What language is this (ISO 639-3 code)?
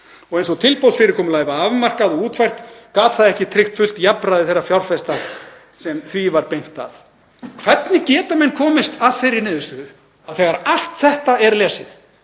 isl